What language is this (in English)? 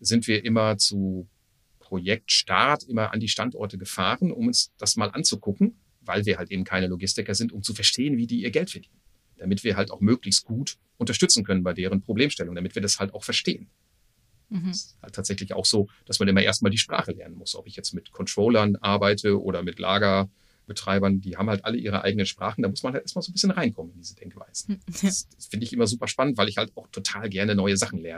German